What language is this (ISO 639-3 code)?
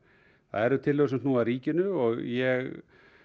isl